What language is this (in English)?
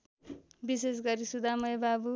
Nepali